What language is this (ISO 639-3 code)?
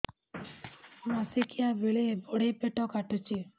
ori